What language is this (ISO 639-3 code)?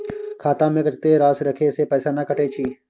mai